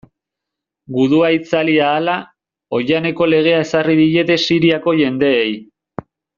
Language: Basque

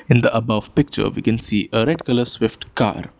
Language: English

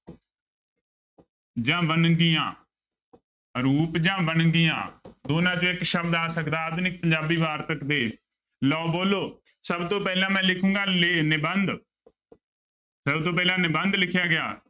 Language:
Punjabi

